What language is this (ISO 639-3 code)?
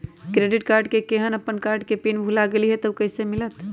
mag